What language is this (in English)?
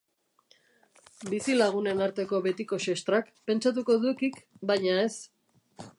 Basque